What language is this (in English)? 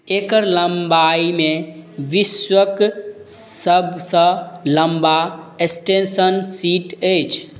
Maithili